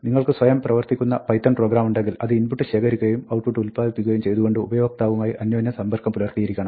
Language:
Malayalam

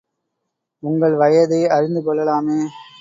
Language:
Tamil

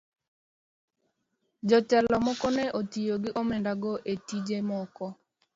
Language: Luo (Kenya and Tanzania)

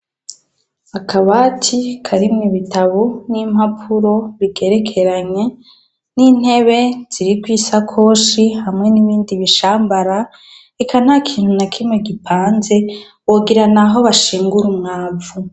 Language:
Rundi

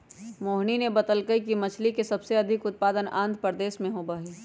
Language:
Magahi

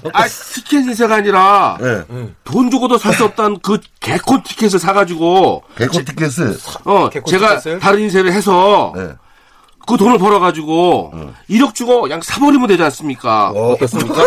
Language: Korean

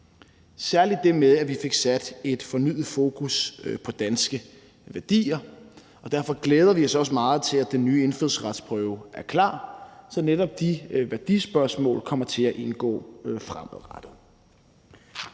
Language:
Danish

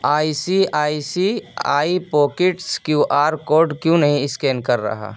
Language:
Urdu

